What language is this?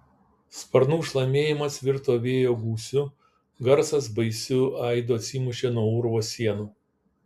Lithuanian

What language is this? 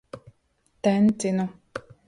Latvian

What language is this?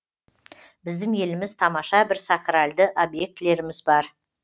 Kazakh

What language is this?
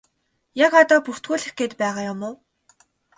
Mongolian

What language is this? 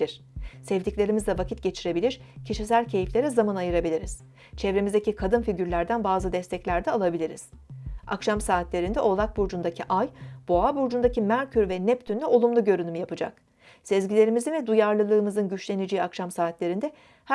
Turkish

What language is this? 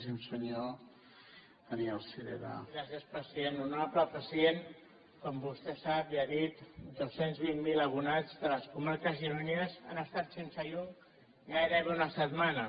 Catalan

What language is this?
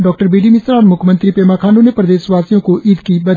Hindi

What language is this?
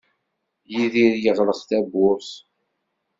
Kabyle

